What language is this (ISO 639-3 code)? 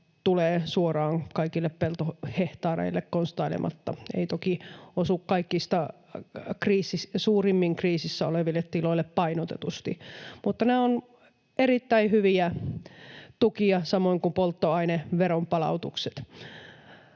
fin